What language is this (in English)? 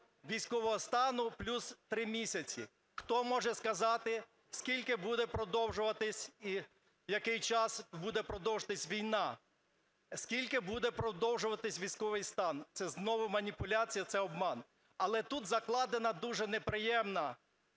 Ukrainian